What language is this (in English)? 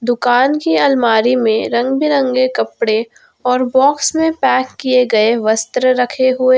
Hindi